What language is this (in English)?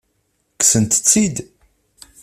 Kabyle